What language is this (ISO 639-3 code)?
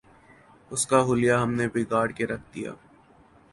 urd